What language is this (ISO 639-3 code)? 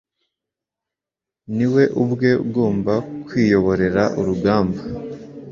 kin